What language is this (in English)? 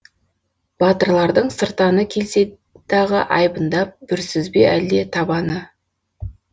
Kazakh